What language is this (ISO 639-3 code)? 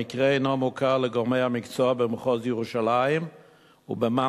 heb